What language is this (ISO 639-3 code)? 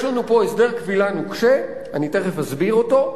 heb